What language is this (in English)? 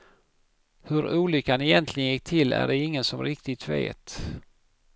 Swedish